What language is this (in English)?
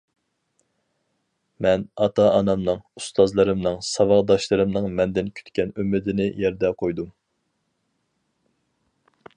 Uyghur